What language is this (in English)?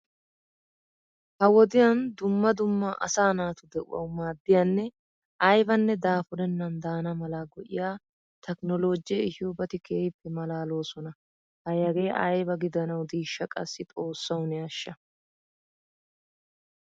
Wolaytta